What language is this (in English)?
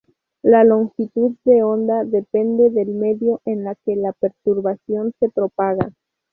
Spanish